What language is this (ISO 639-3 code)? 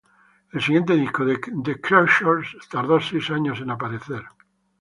spa